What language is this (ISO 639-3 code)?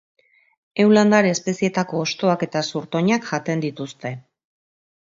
eus